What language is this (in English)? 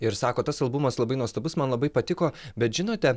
Lithuanian